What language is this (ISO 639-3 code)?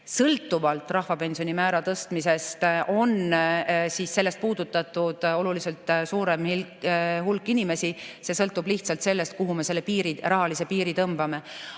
est